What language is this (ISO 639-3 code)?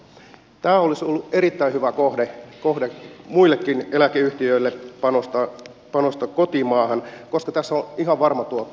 fin